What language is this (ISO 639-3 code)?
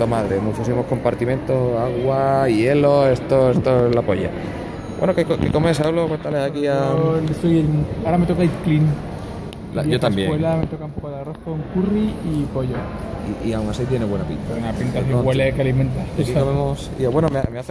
spa